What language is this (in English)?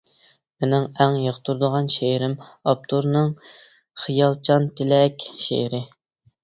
Uyghur